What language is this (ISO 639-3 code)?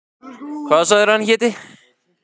isl